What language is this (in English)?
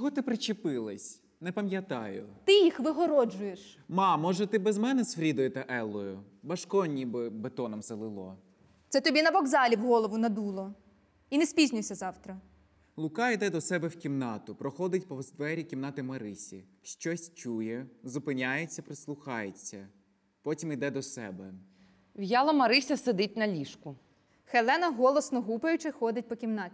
Ukrainian